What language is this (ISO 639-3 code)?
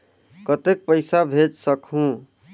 hne